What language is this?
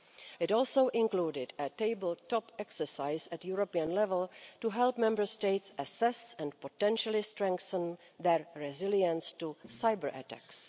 English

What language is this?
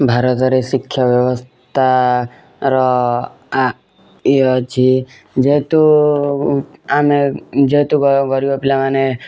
Odia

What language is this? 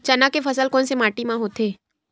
Chhattisgarhi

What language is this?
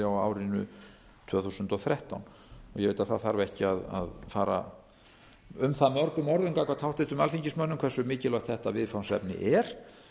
Icelandic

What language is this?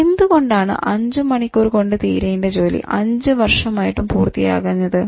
Malayalam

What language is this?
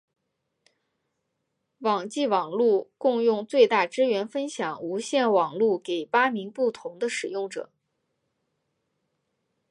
Chinese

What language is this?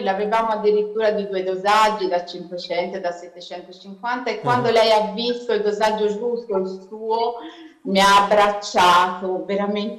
Italian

